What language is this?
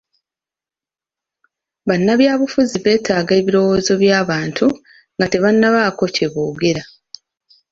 Ganda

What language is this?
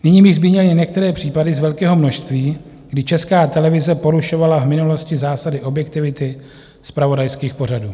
Czech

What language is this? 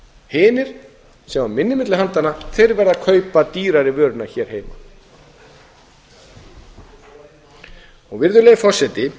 Icelandic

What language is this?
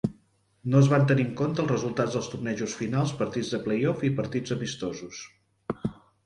Catalan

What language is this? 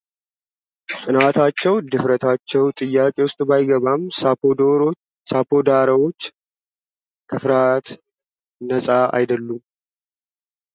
Amharic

